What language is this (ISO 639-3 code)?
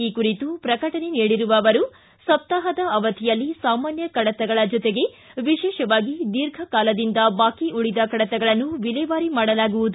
kan